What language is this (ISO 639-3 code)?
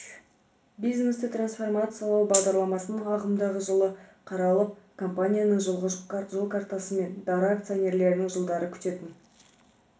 kaz